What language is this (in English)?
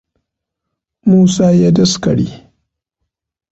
Hausa